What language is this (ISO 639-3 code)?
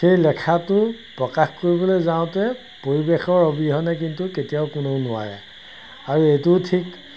asm